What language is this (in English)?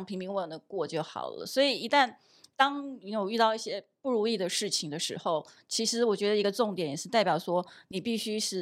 Chinese